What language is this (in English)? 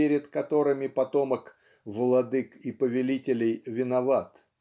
Russian